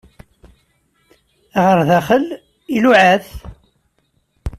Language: Kabyle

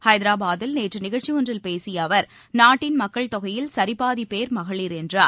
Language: Tamil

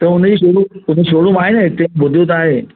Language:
Sindhi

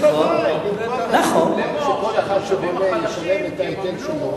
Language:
Hebrew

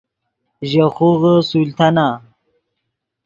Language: Yidgha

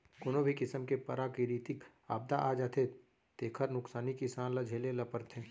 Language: Chhattisgarhi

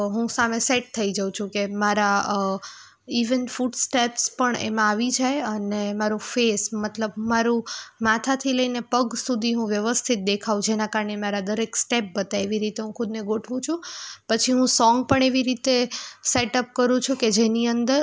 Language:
Gujarati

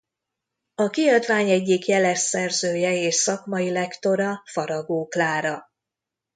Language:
Hungarian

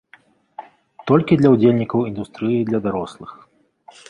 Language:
Belarusian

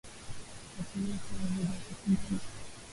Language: Swahili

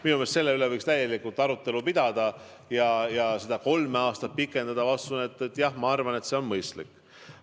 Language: Estonian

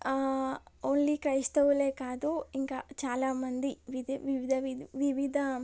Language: Telugu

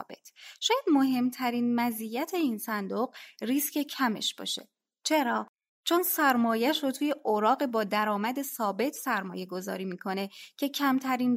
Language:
Persian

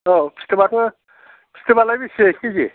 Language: Bodo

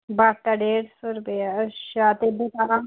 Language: Dogri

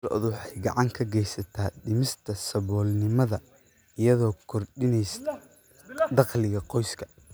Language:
Somali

